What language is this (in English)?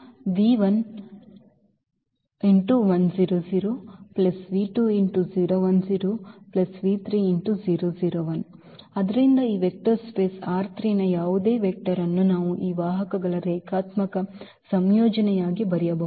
Kannada